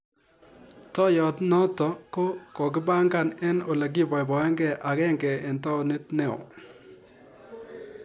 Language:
Kalenjin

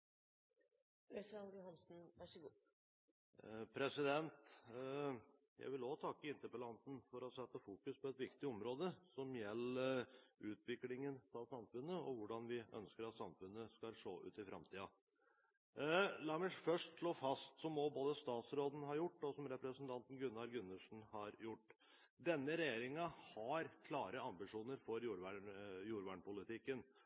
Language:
Norwegian Bokmål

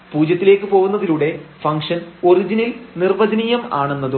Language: Malayalam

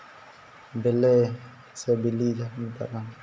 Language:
Santali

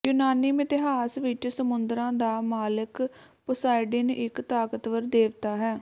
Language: Punjabi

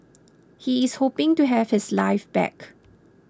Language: English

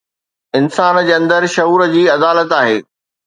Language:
Sindhi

